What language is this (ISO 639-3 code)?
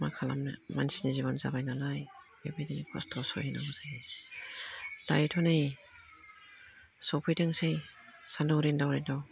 brx